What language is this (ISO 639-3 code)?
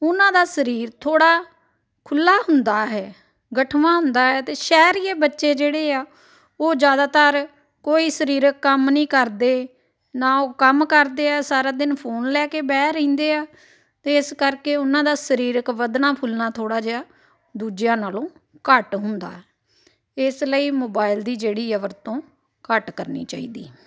pan